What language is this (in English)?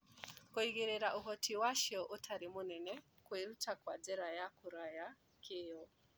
Kikuyu